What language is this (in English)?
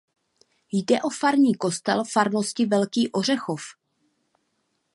Czech